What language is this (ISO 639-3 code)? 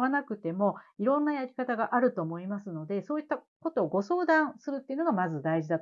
jpn